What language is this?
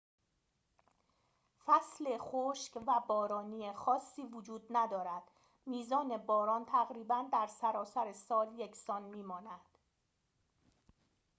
Persian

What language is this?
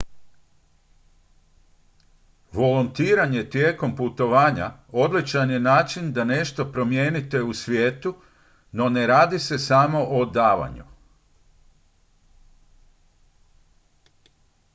Croatian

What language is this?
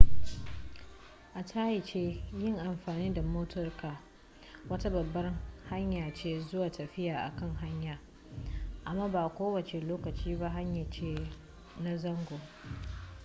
Hausa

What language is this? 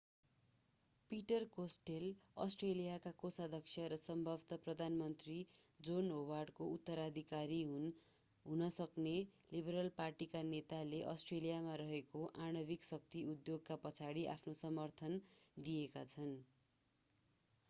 Nepali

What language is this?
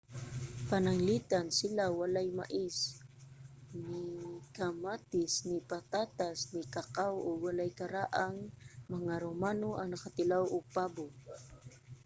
Cebuano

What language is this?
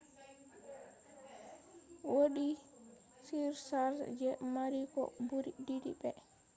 Fula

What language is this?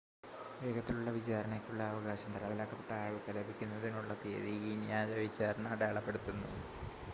Malayalam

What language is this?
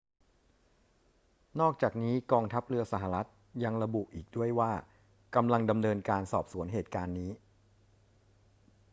Thai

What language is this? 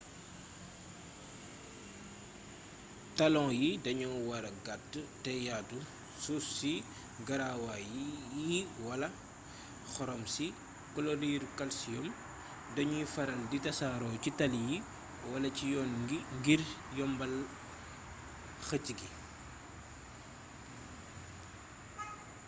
Wolof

